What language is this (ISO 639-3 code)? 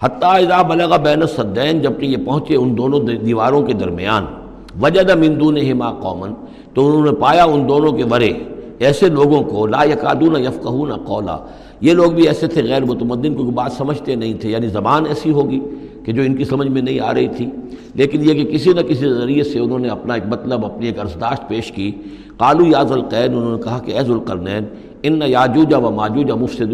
urd